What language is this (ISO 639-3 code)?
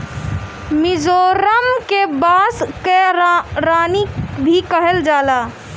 bho